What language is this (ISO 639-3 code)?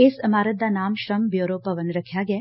pan